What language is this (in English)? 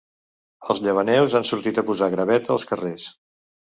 Catalan